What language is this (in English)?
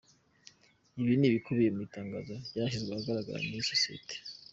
Kinyarwanda